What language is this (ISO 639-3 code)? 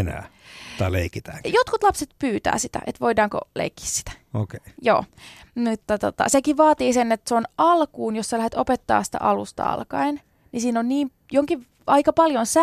fin